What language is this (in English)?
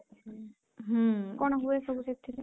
Odia